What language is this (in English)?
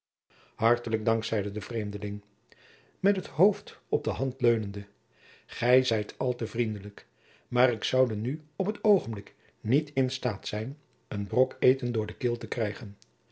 Dutch